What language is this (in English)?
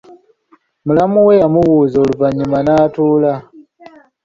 Ganda